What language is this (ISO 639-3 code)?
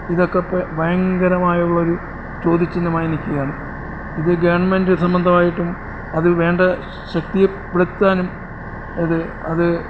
mal